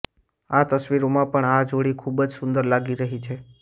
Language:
Gujarati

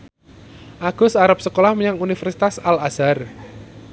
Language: Javanese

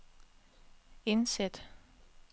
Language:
Danish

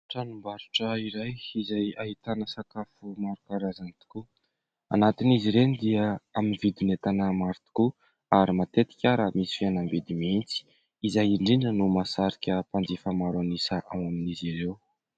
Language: Malagasy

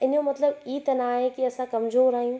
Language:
Sindhi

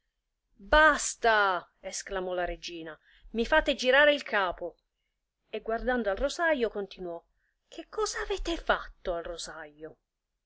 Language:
Italian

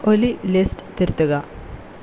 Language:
Malayalam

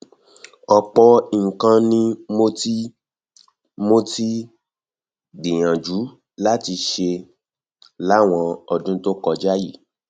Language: Yoruba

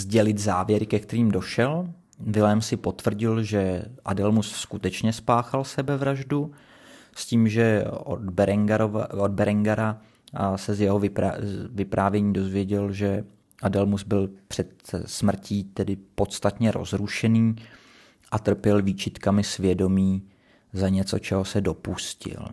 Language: Czech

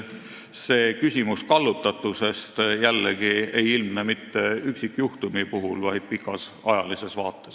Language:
Estonian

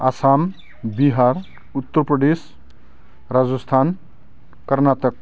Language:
Bodo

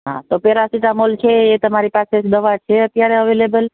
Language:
Gujarati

